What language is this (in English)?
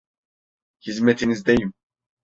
Turkish